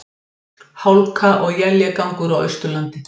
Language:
Icelandic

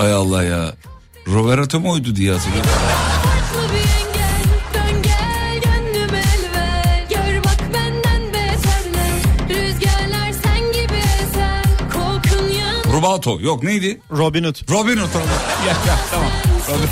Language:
Turkish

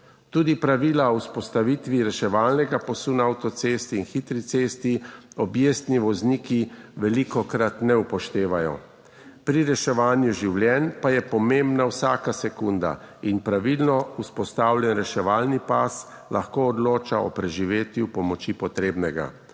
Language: Slovenian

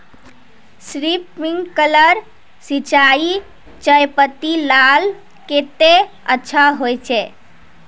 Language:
Magahi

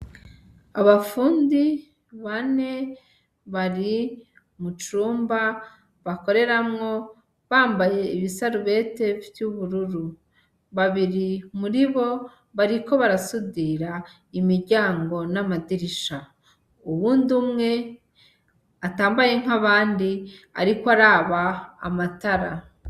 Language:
Rundi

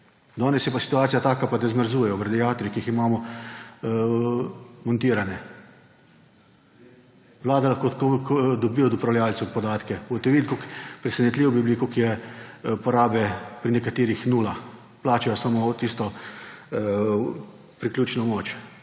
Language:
Slovenian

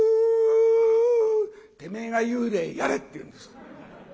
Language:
Japanese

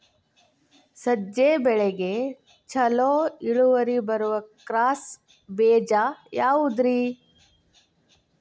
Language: Kannada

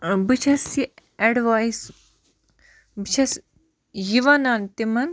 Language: Kashmiri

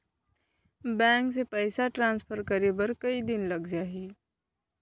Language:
Chhattisgarhi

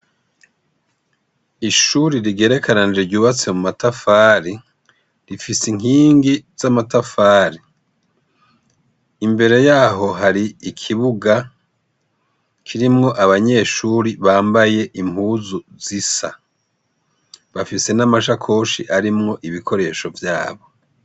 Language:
Rundi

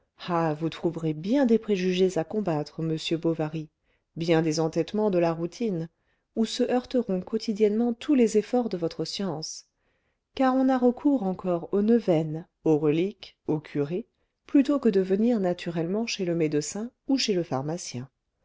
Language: French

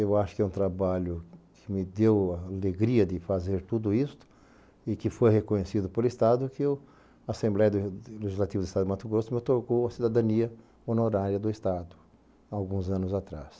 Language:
Portuguese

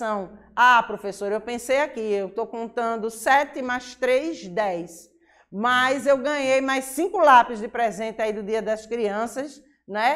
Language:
Portuguese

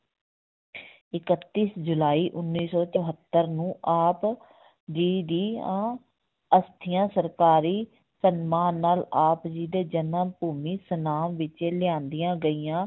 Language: Punjabi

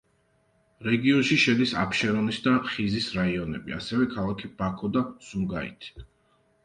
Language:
Georgian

